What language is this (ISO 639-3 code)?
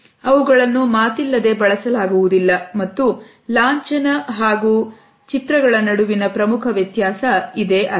kan